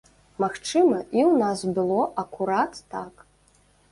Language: Belarusian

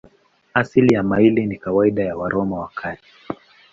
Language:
Swahili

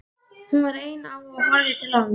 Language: Icelandic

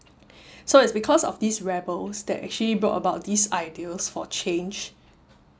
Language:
English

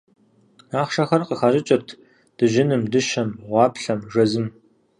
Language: Kabardian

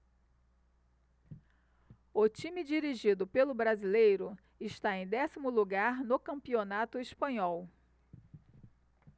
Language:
Portuguese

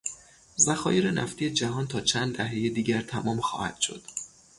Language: Persian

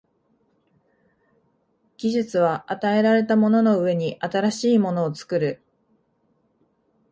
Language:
Japanese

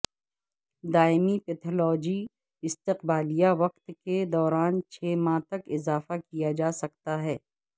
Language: Urdu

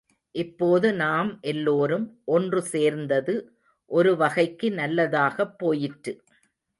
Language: Tamil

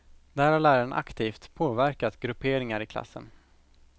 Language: Swedish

